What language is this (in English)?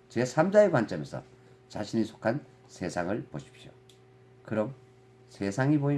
Korean